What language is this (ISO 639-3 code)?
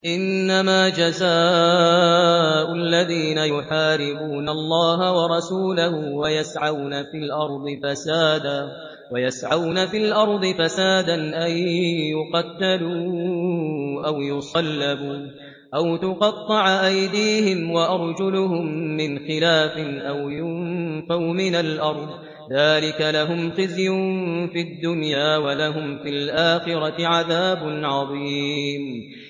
ara